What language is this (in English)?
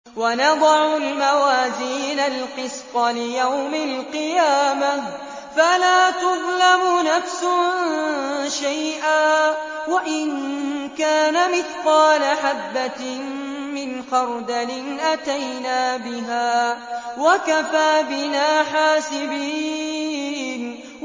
Arabic